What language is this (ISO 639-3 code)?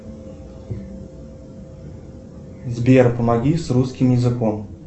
rus